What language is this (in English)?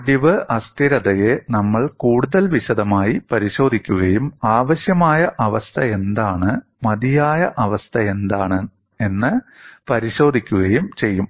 Malayalam